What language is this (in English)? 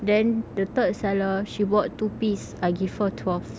English